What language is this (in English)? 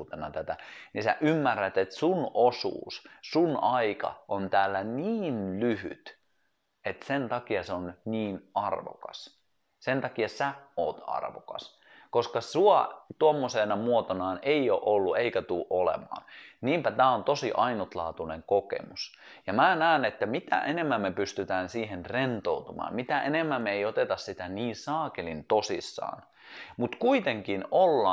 Finnish